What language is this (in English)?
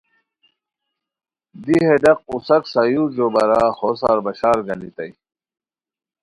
Khowar